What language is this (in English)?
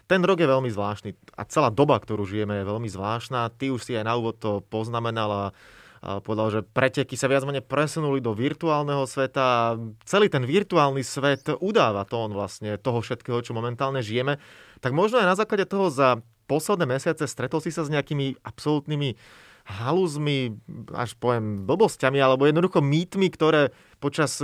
Slovak